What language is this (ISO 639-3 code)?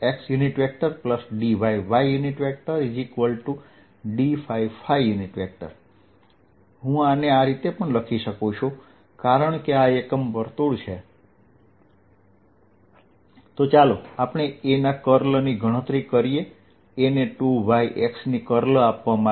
guj